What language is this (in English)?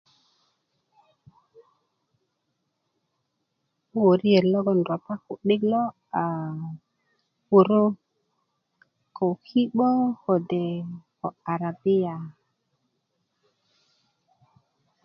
Kuku